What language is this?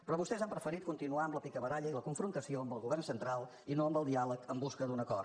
Catalan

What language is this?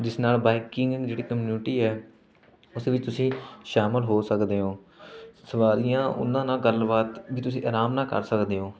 Punjabi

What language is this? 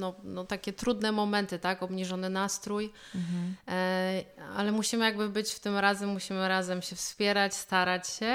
Polish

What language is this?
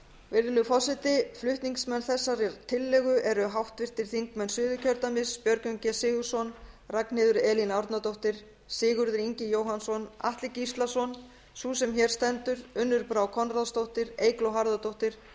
Icelandic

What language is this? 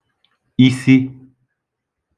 Igbo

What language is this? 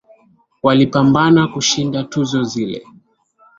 Swahili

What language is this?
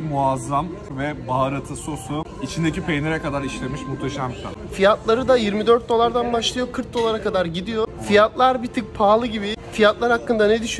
Turkish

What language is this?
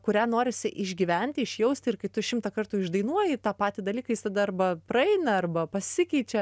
Lithuanian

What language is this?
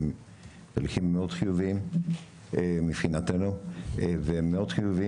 Hebrew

